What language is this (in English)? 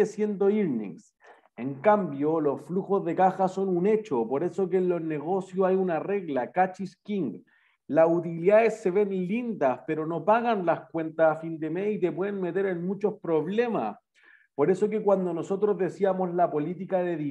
Spanish